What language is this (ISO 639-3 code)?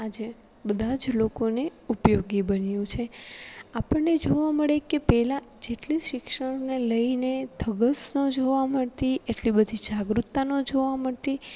guj